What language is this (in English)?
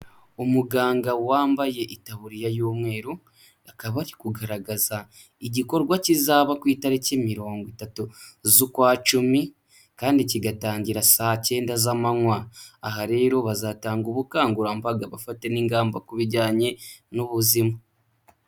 Kinyarwanda